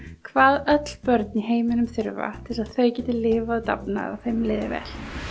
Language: Icelandic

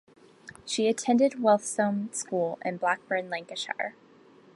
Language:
English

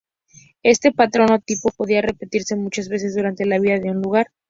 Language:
Spanish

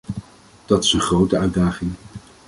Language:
Dutch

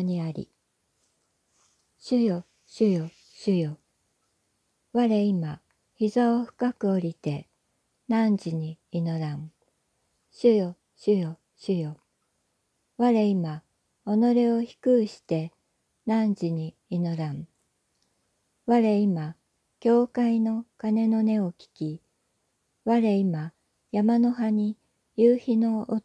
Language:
Japanese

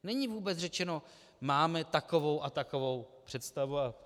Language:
Czech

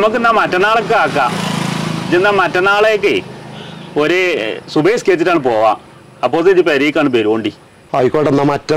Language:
Indonesian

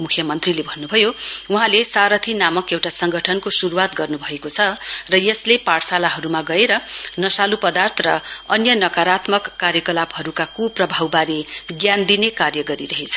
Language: Nepali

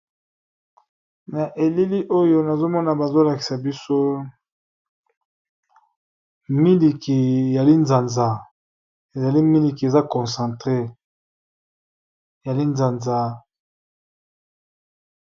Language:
Lingala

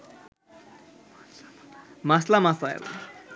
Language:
Bangla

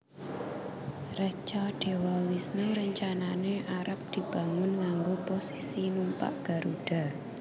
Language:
Javanese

